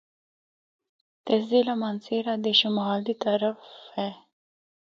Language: Northern Hindko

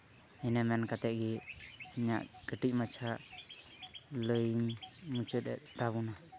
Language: Santali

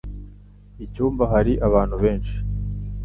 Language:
Kinyarwanda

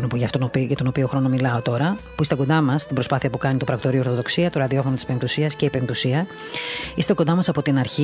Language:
Greek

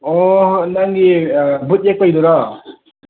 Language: Manipuri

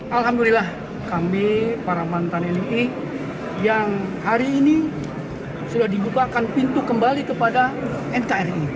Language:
Indonesian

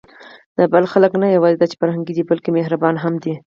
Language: Pashto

